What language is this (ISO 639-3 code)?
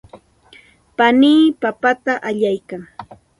qxt